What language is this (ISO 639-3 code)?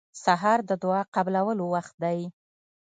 pus